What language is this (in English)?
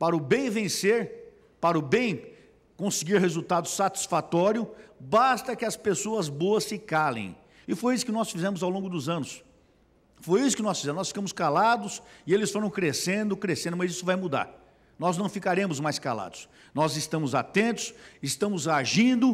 Portuguese